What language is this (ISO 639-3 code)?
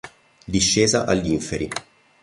ita